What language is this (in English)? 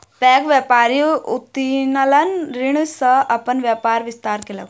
Maithili